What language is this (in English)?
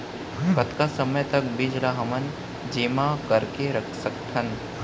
Chhattisgarhi